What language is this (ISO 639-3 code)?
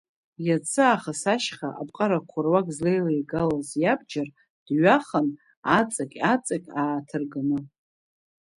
abk